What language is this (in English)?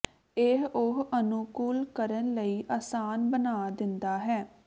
Punjabi